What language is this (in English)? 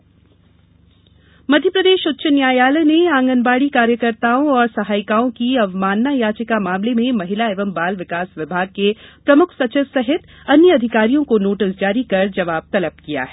Hindi